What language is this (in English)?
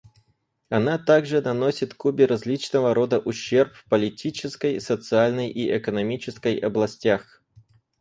Russian